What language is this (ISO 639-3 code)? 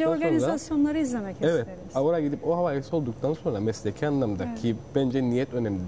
tur